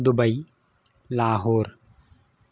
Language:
Sanskrit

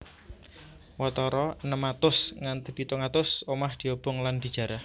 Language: Javanese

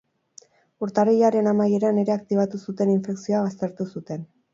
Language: Basque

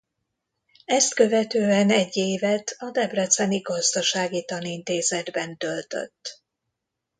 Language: Hungarian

